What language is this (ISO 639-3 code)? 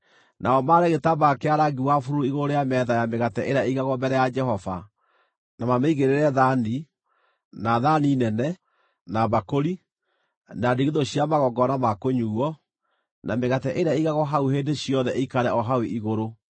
kik